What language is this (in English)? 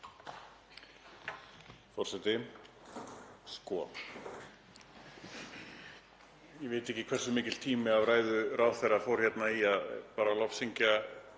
Icelandic